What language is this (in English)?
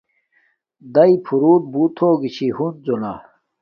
Domaaki